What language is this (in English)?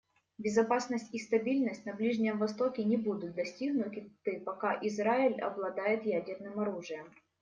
Russian